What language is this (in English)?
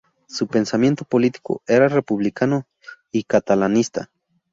Spanish